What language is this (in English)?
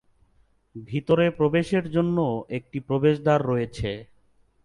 Bangla